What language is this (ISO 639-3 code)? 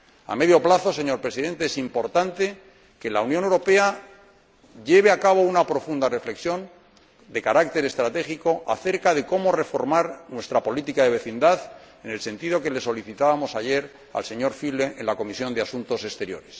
spa